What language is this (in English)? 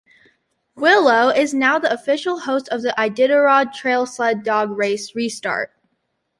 English